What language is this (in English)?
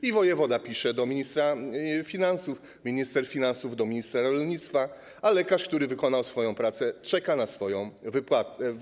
Polish